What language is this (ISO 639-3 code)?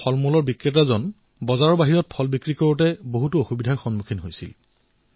asm